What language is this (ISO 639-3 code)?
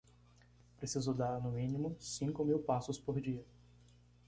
por